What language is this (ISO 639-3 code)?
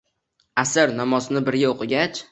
uzb